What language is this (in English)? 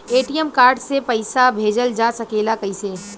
Bhojpuri